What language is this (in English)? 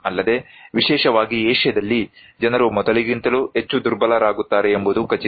Kannada